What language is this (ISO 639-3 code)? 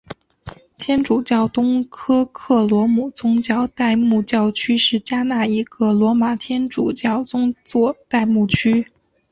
zho